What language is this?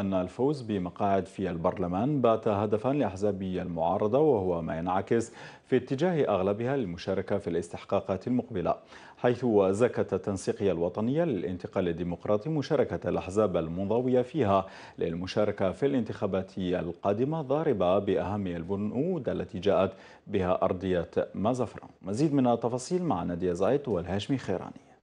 Arabic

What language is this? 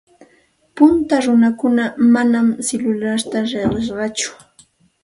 Santa Ana de Tusi Pasco Quechua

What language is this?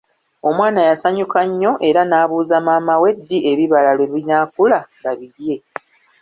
Ganda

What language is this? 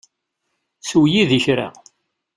Kabyle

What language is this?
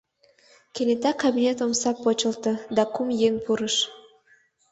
Mari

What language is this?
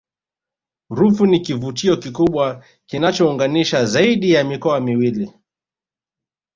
Swahili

